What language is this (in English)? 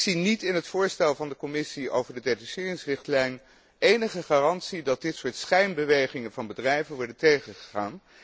Dutch